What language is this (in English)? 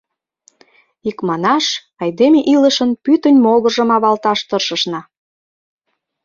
Mari